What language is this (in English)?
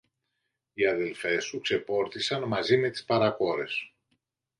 Greek